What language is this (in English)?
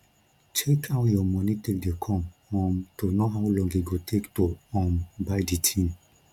Nigerian Pidgin